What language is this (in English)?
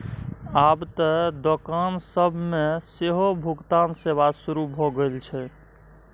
Maithili